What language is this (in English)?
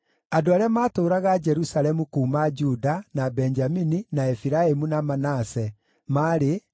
Kikuyu